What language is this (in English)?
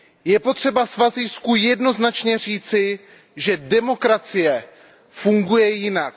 Czech